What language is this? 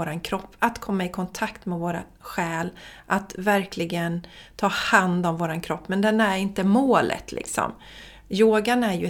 Swedish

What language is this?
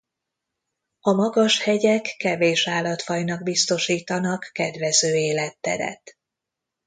Hungarian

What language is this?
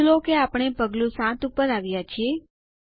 Gujarati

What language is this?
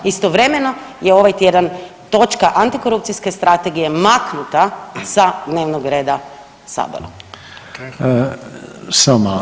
Croatian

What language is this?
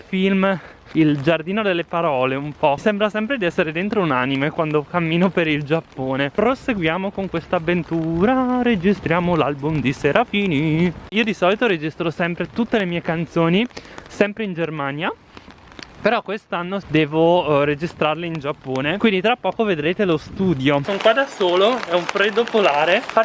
Italian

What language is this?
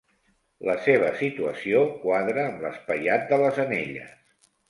Catalan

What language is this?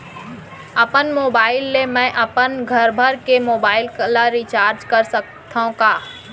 Chhattisgarhi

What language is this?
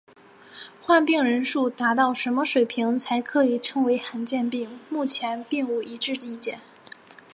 Chinese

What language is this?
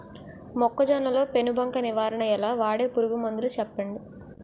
Telugu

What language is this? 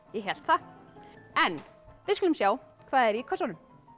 Icelandic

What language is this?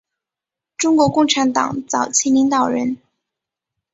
Chinese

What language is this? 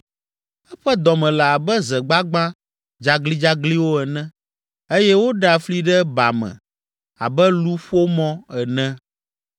Ewe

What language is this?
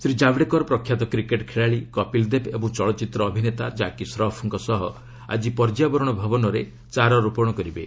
Odia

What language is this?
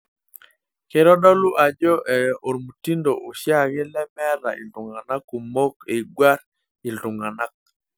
Masai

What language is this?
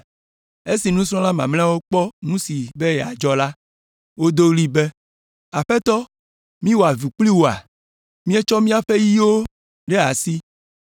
Ewe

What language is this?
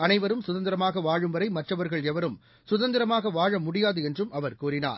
Tamil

